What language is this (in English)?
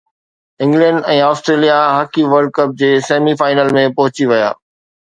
Sindhi